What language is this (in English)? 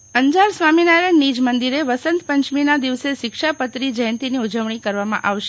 Gujarati